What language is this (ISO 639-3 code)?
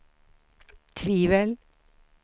swe